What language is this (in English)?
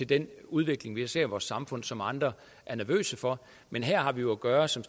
Danish